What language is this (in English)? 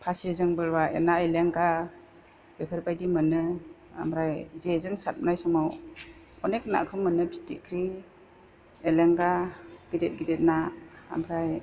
Bodo